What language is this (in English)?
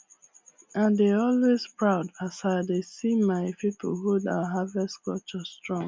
Nigerian Pidgin